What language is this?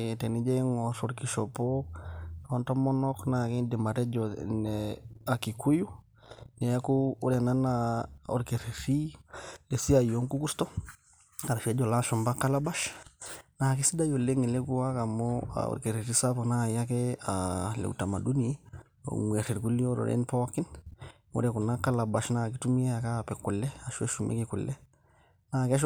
Masai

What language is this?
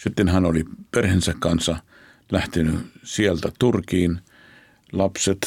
Finnish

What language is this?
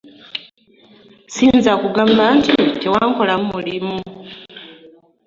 Ganda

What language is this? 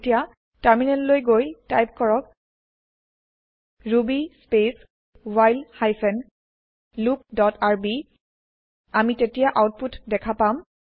Assamese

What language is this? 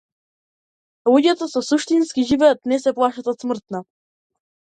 Macedonian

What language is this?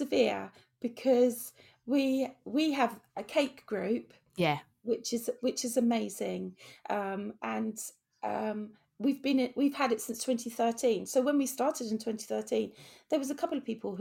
English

